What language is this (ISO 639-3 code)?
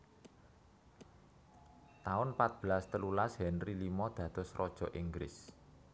jav